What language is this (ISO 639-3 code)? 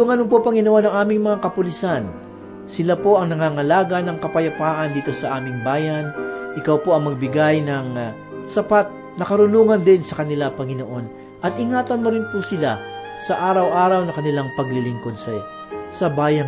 fil